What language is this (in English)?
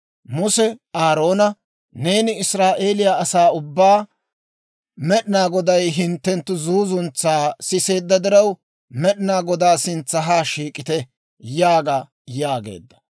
Dawro